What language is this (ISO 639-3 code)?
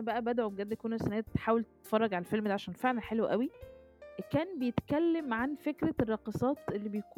ara